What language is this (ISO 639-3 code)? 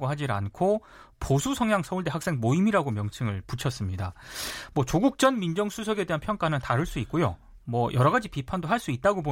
kor